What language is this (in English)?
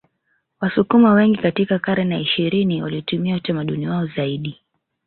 Swahili